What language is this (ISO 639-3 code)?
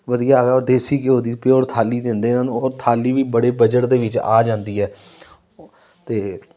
pan